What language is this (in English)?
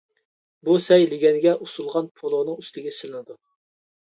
Uyghur